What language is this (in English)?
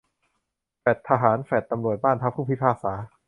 Thai